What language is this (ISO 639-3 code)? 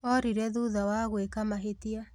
kik